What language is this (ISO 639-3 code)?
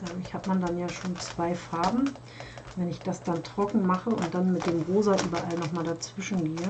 deu